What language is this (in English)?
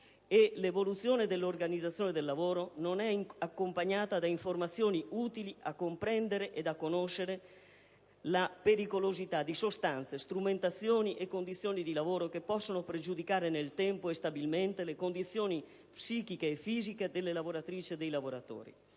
Italian